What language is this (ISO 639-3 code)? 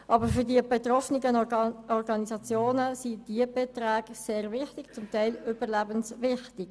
gsw